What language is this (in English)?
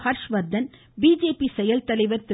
Tamil